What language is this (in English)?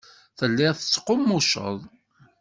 Kabyle